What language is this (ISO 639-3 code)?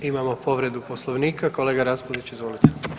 hrv